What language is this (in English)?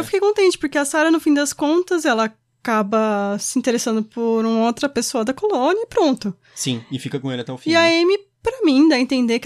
Portuguese